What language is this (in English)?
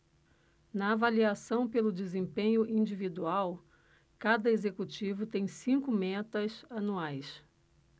Portuguese